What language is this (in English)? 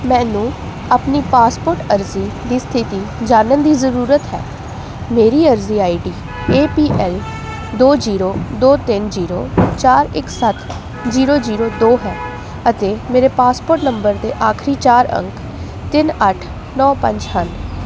Punjabi